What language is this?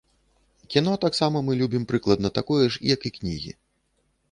Belarusian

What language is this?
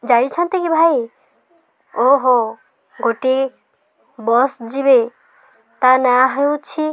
Odia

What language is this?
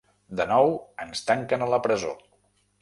Catalan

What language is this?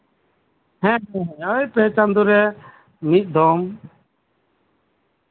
Santali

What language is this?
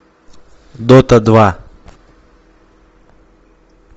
Russian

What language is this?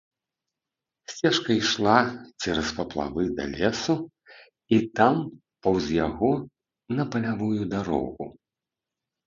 Belarusian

